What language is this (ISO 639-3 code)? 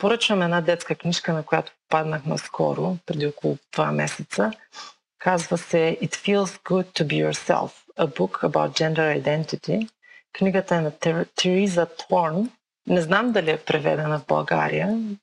bul